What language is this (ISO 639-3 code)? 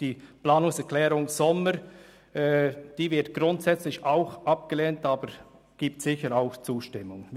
gsw